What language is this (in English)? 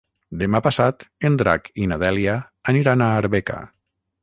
Catalan